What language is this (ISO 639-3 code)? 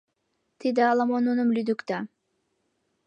chm